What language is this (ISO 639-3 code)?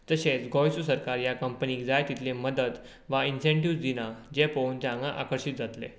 kok